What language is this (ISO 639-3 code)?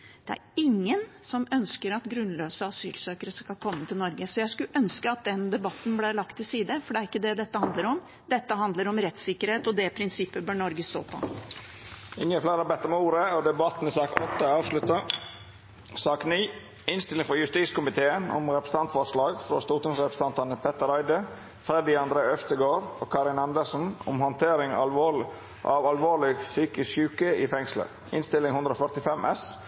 nor